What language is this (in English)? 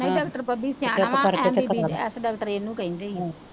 Punjabi